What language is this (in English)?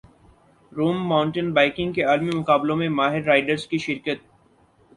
Urdu